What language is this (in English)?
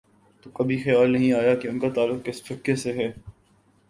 Urdu